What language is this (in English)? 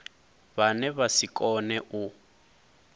Venda